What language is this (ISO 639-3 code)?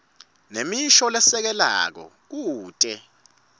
ssw